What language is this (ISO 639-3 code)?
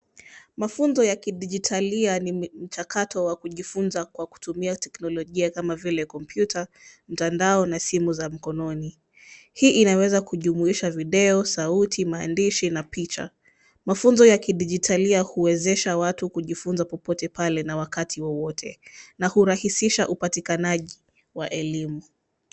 swa